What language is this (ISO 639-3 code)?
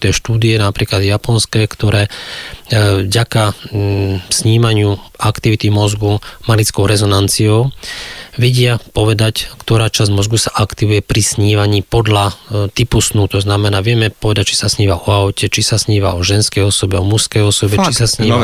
slk